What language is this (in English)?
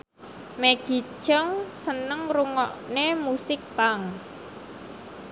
Javanese